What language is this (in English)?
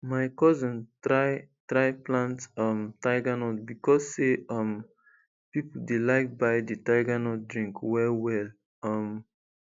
Nigerian Pidgin